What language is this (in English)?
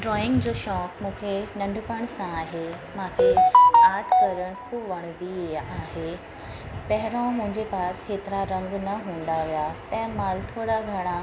Sindhi